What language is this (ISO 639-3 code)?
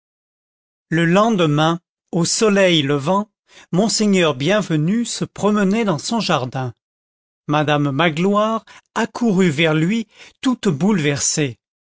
fra